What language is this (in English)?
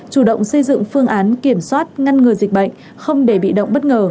Vietnamese